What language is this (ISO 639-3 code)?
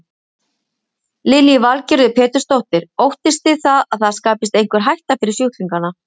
isl